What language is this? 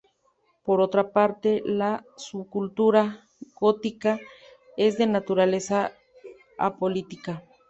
Spanish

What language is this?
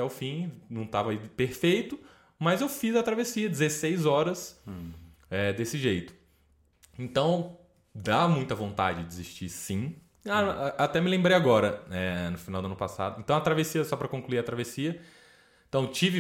Portuguese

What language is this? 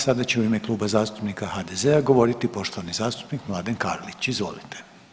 Croatian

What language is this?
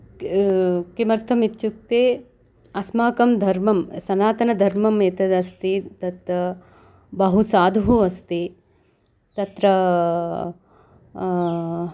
Sanskrit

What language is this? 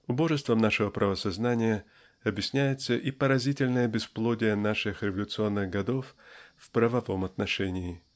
Russian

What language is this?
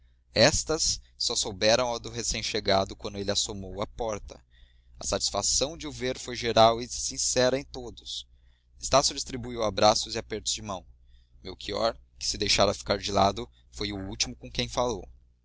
Portuguese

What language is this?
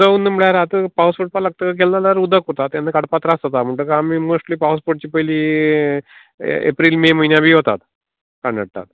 Konkani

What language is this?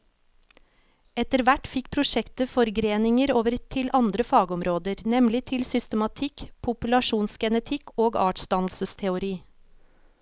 Norwegian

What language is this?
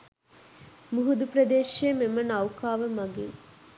Sinhala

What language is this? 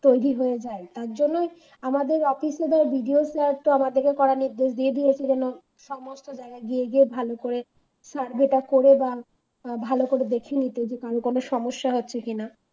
Bangla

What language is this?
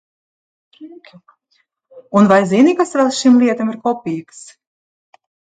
Latvian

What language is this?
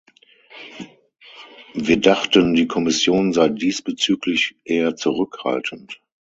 German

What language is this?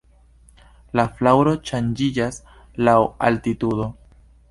Esperanto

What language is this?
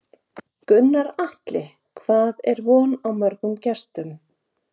Icelandic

